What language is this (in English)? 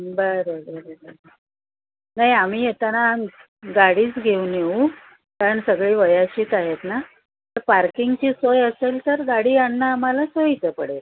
Marathi